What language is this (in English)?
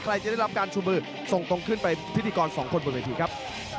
Thai